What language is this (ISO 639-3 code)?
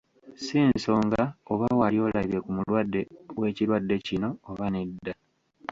lug